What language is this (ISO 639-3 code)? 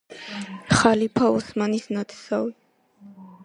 kat